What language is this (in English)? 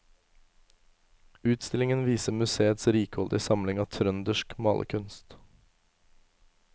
Norwegian